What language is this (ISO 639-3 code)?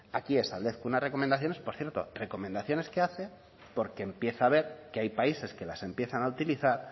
spa